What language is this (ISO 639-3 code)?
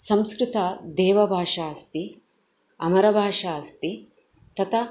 san